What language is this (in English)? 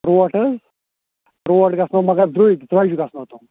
Kashmiri